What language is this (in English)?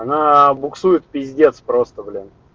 Russian